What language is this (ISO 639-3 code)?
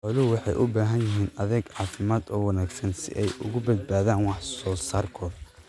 som